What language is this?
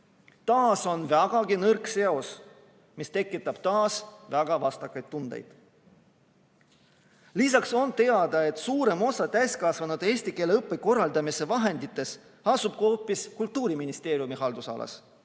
Estonian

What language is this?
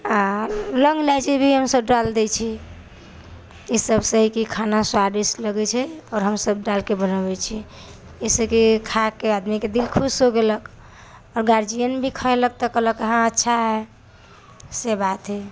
Maithili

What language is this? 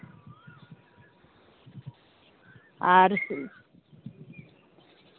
Santali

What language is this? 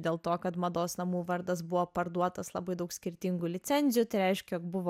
Lithuanian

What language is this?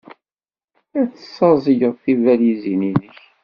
Kabyle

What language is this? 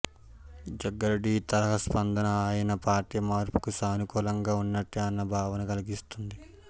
Telugu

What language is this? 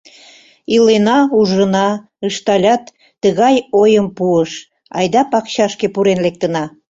Mari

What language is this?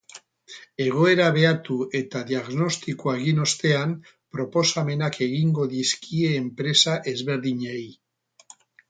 Basque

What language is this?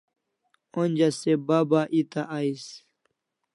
Kalasha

